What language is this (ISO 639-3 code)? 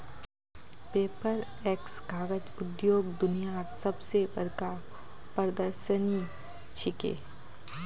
mag